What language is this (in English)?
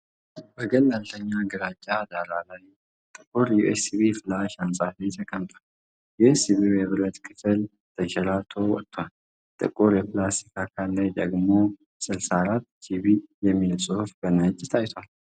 Amharic